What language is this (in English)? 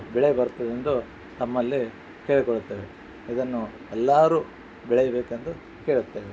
Kannada